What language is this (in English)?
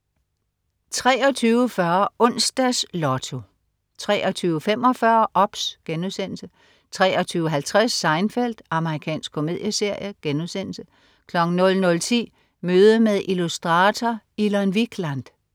Danish